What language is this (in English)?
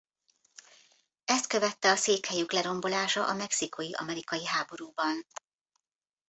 Hungarian